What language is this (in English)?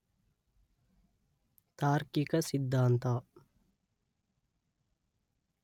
Kannada